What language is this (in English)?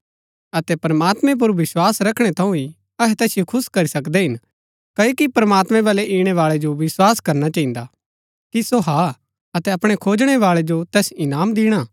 Gaddi